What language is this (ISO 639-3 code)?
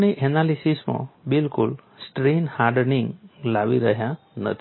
guj